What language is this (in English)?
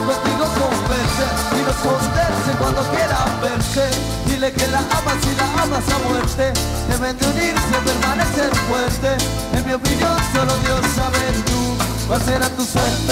Arabic